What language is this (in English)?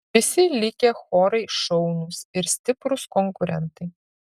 Lithuanian